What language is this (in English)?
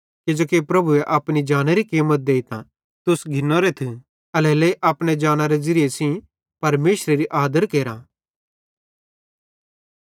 Bhadrawahi